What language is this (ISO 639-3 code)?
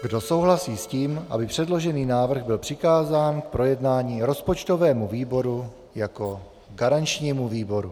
ces